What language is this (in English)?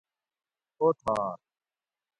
Gawri